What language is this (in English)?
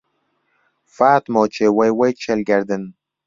Central Kurdish